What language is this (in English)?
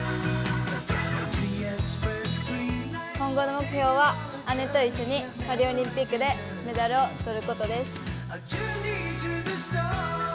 Japanese